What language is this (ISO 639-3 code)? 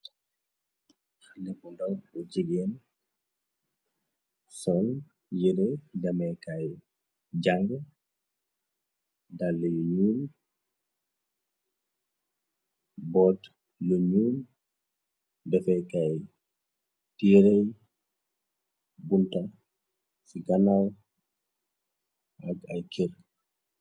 wol